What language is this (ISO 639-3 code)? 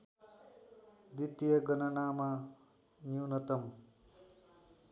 nep